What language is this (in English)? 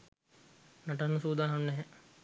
Sinhala